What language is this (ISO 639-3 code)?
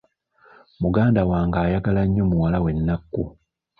lug